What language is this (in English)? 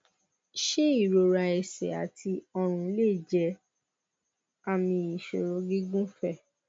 Yoruba